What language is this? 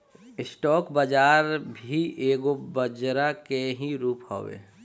Bhojpuri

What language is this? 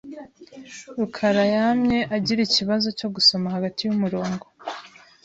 Kinyarwanda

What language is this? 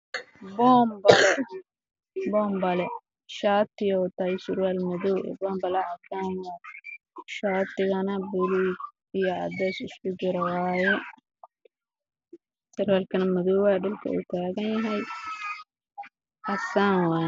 Somali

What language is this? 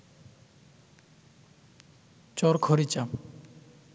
Bangla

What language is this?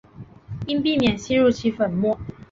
Chinese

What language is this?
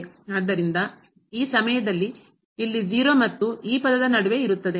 Kannada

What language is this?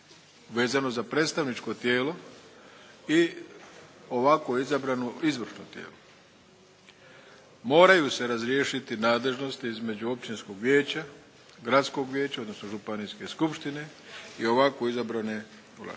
Croatian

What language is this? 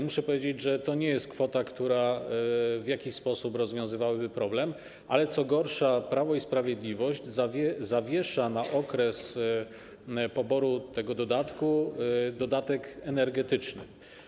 Polish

